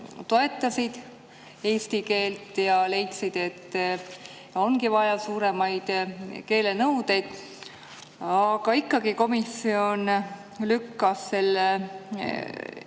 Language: Estonian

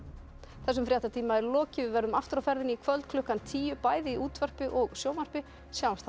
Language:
Icelandic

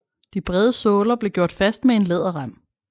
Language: Danish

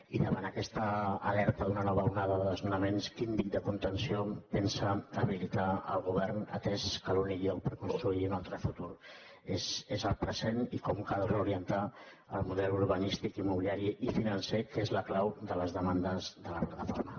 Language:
Catalan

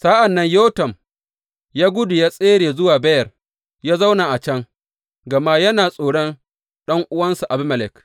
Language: Hausa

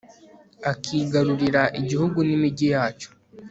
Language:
Kinyarwanda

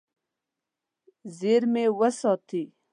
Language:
Pashto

